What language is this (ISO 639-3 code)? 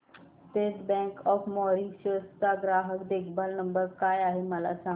mar